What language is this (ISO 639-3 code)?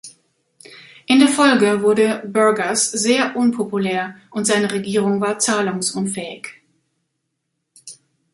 deu